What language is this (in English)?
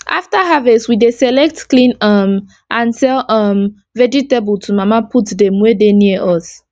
Nigerian Pidgin